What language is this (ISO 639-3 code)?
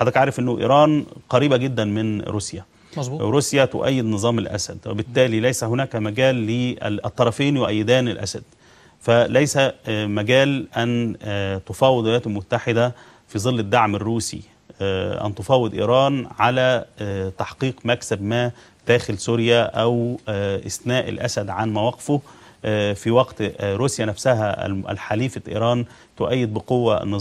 ara